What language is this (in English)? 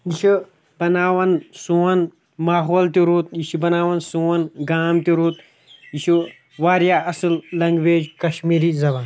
Kashmiri